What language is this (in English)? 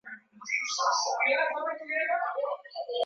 Swahili